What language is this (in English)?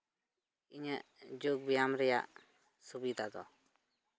Santali